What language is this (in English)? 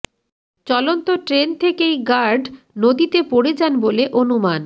Bangla